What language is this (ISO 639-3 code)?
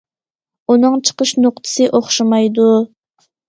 uig